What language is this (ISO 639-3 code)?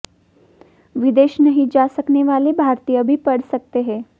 hin